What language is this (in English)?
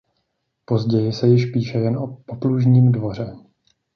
Czech